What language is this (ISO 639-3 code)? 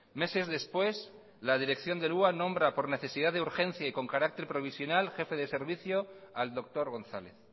spa